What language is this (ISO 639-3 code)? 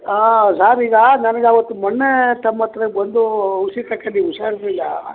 kan